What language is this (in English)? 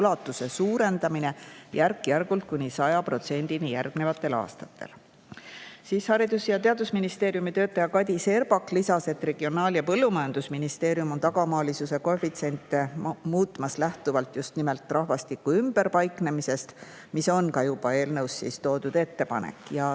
Estonian